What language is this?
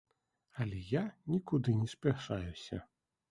Belarusian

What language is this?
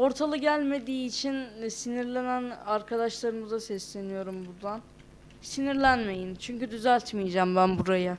Turkish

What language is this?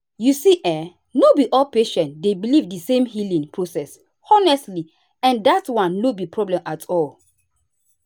Nigerian Pidgin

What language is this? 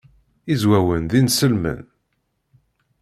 Kabyle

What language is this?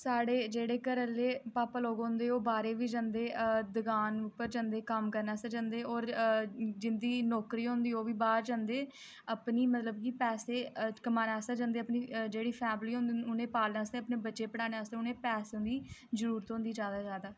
Dogri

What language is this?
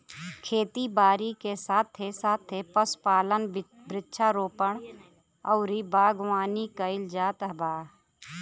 Bhojpuri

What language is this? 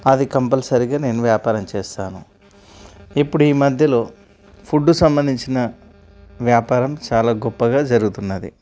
Telugu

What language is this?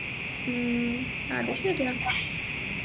Malayalam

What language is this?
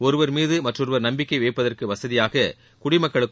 Tamil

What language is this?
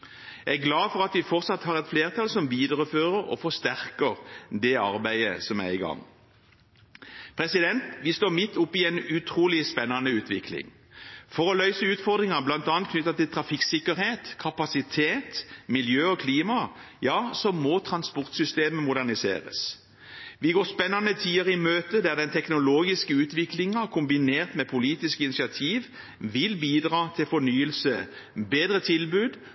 Norwegian Bokmål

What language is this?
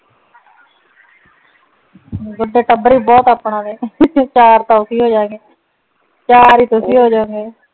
Punjabi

